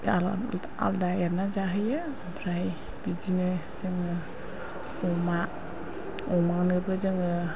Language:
Bodo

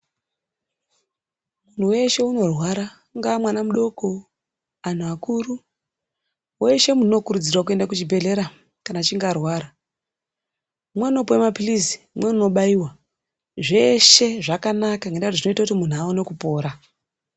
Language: Ndau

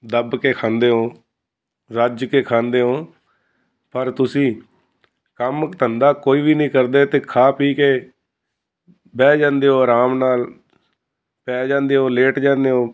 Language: Punjabi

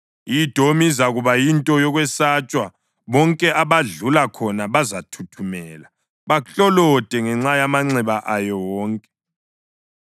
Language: North Ndebele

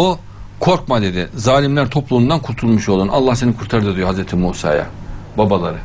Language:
Turkish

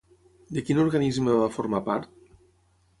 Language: Catalan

